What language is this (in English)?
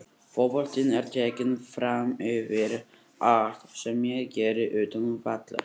Icelandic